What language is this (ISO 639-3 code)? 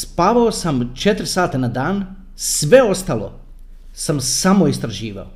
hrv